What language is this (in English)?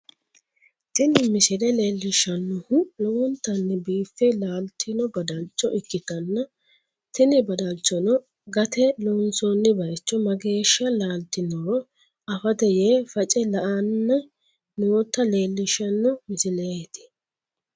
Sidamo